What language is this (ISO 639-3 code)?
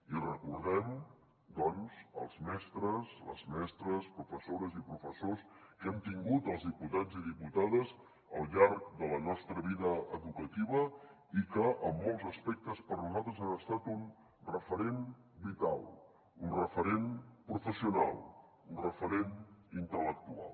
cat